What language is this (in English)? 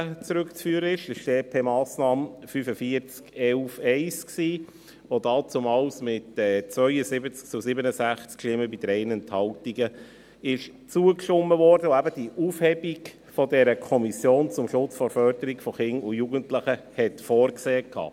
Swiss German